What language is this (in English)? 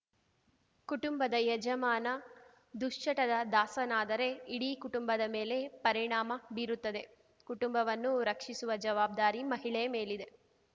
Kannada